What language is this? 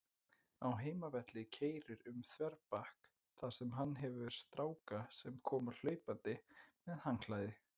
Icelandic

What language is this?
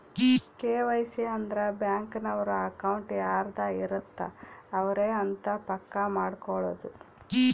Kannada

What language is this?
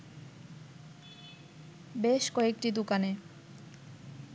Bangla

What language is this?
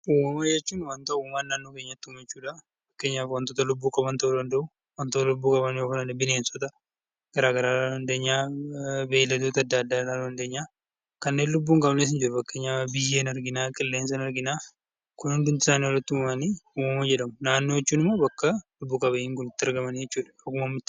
Oromo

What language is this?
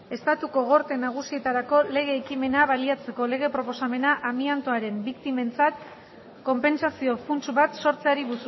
Basque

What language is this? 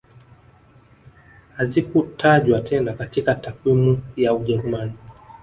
Swahili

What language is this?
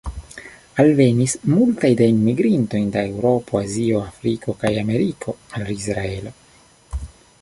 Esperanto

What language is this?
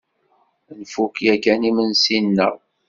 Kabyle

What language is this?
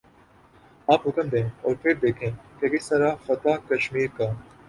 Urdu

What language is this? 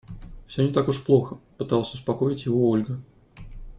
Russian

